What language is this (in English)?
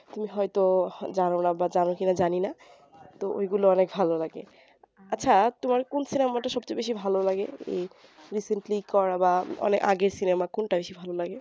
Bangla